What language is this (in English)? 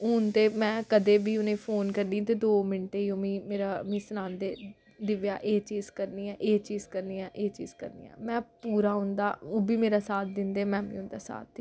Dogri